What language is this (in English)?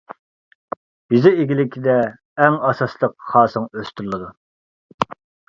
Uyghur